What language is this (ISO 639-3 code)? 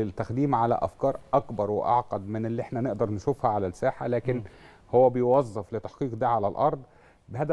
ara